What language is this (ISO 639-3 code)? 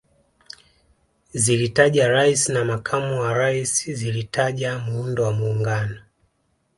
swa